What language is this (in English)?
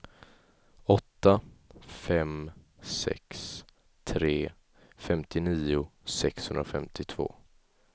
Swedish